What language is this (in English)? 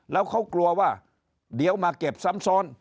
Thai